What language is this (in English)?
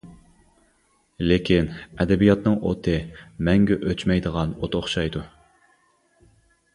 Uyghur